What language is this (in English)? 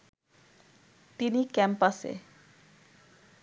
Bangla